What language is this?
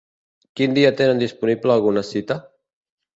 Catalan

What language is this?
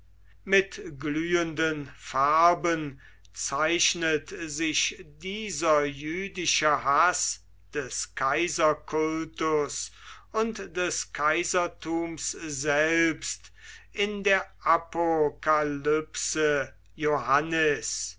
German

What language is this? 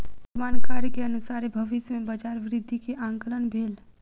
Maithili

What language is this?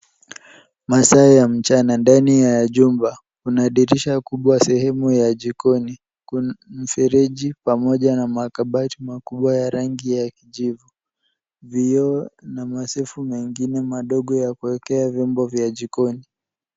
Swahili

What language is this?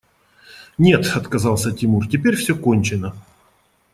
Russian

